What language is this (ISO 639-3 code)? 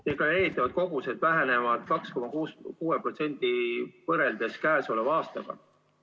est